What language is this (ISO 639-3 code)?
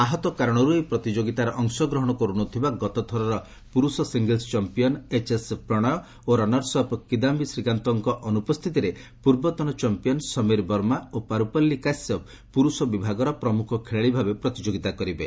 ori